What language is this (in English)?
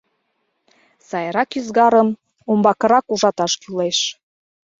Mari